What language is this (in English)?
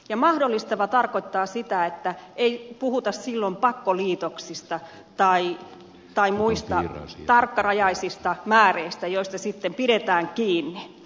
Finnish